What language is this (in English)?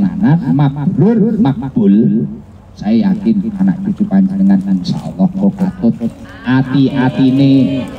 Indonesian